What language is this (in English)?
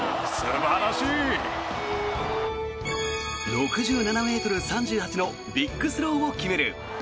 Japanese